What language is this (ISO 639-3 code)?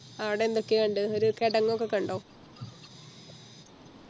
mal